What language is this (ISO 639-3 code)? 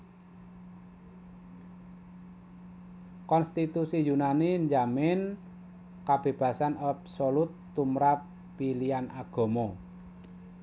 jav